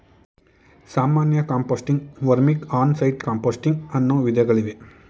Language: Kannada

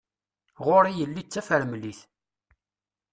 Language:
Kabyle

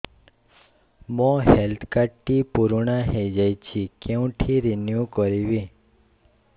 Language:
Odia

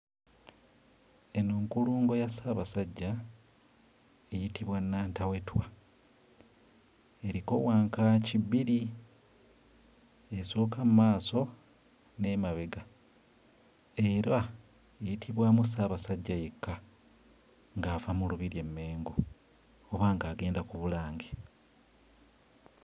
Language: Ganda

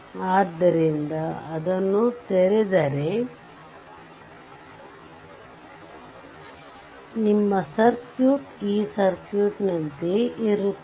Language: Kannada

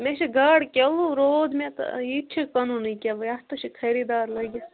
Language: Kashmiri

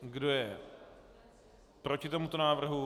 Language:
Czech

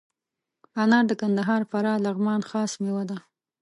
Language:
Pashto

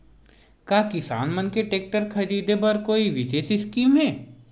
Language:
Chhattisgarhi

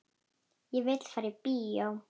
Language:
Icelandic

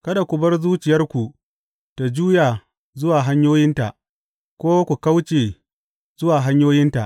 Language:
Hausa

